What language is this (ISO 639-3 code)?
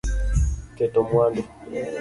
luo